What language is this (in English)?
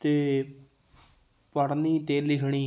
Punjabi